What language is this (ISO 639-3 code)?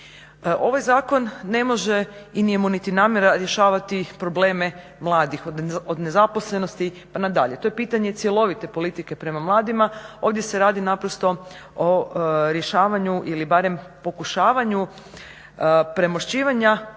hrv